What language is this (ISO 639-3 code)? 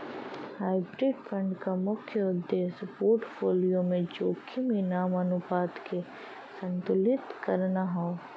bho